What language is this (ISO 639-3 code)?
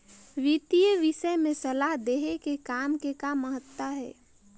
hne